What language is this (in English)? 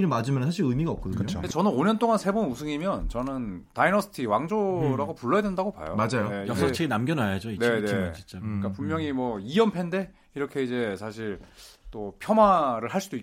Korean